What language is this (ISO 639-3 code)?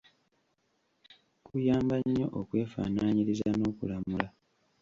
lug